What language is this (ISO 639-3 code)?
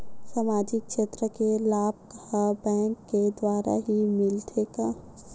hne